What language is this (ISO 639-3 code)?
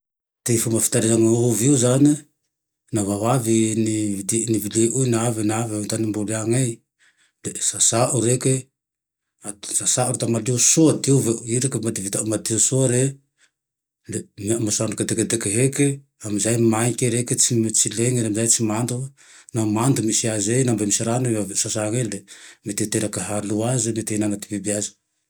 tdx